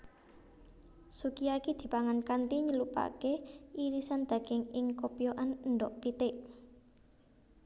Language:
Javanese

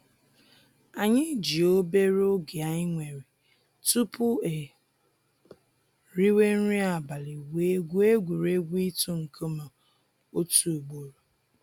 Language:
Igbo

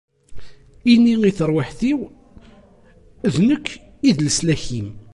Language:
Kabyle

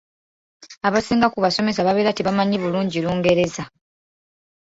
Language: Ganda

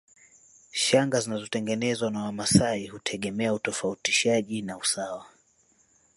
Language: Swahili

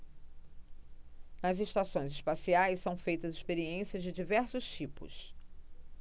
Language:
Portuguese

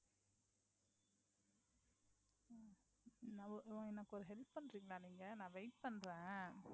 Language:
Tamil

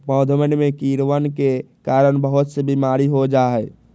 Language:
Magahi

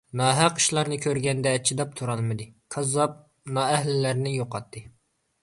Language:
Uyghur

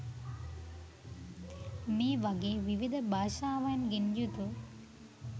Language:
Sinhala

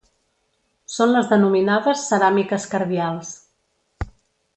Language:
Catalan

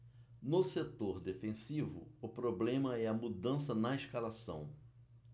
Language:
Portuguese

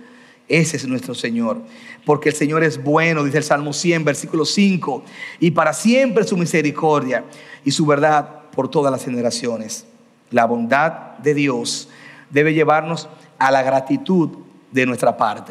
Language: Spanish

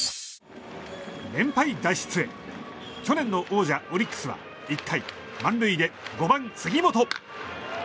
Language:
Japanese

